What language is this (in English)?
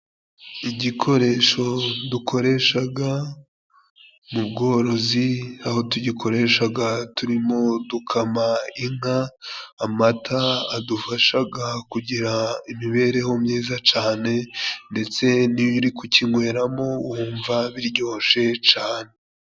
Kinyarwanda